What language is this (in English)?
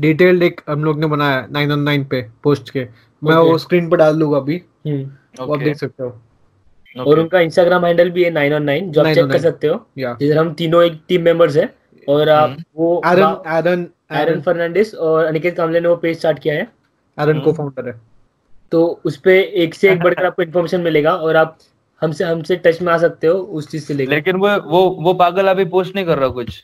Hindi